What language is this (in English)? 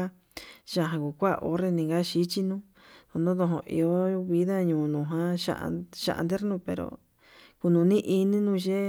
Yutanduchi Mixtec